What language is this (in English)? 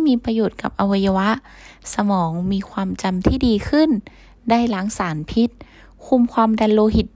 Thai